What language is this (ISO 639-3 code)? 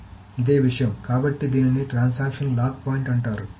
tel